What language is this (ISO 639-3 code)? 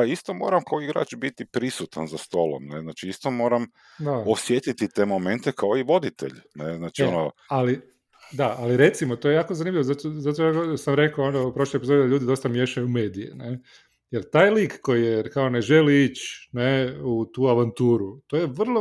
hrv